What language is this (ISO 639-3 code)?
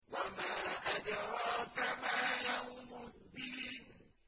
ara